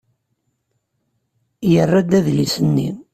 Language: Kabyle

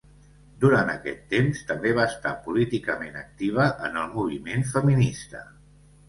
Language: Catalan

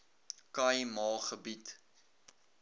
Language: Afrikaans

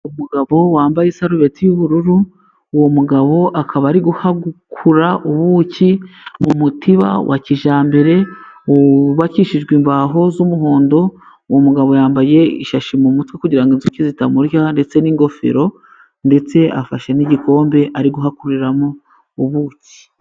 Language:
Kinyarwanda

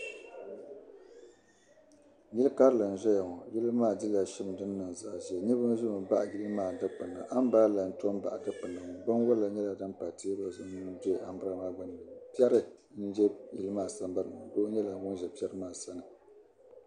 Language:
Dagbani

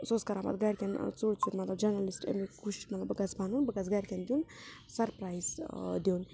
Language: Kashmiri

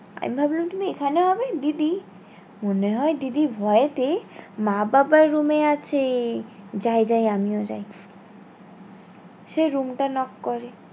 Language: Bangla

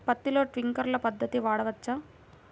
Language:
Telugu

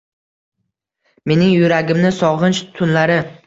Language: Uzbek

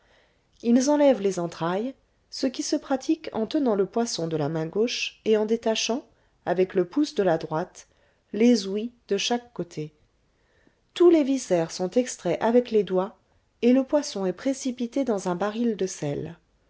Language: French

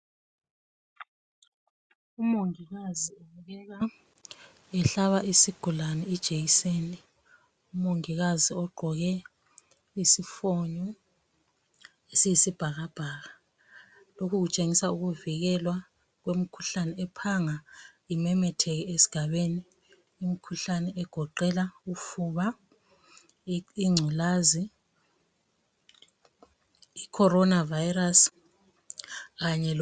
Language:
North Ndebele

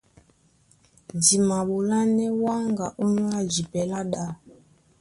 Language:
Duala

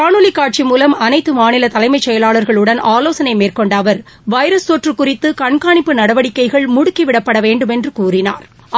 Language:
Tamil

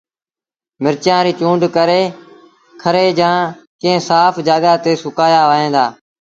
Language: Sindhi Bhil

